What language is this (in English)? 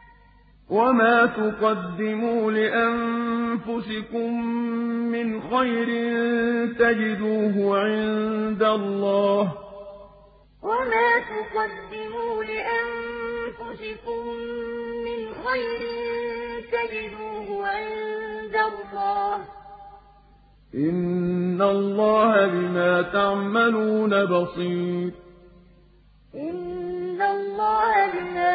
Arabic